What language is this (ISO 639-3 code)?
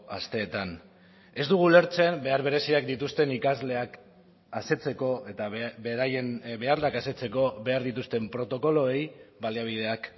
eus